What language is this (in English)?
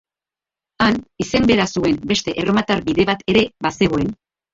Basque